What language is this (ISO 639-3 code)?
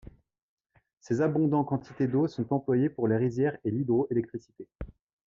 fra